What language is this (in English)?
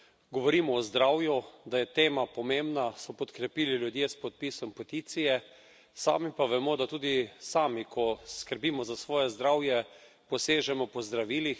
Slovenian